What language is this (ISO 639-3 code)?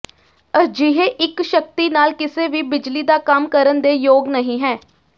pan